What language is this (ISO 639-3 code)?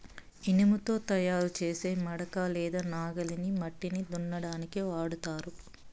tel